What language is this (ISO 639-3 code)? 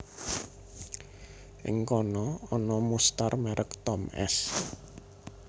jav